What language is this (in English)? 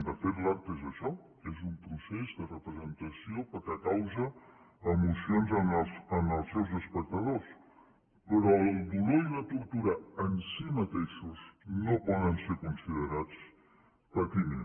Catalan